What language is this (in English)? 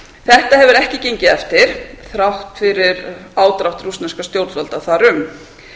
Icelandic